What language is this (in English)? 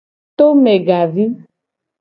Gen